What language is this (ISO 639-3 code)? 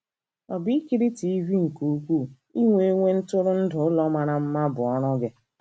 ibo